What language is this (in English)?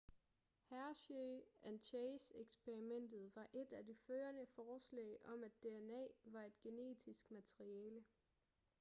Danish